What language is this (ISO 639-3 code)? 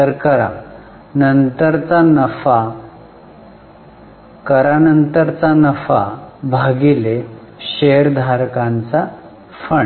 mar